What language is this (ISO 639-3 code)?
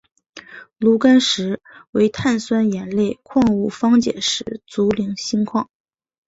zho